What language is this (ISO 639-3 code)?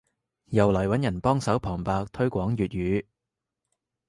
yue